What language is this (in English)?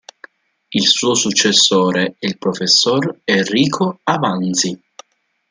Italian